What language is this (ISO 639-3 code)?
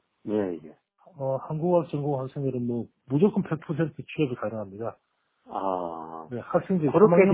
kor